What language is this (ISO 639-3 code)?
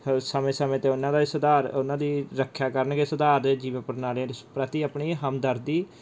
pan